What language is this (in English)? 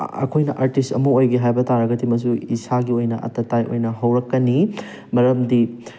Manipuri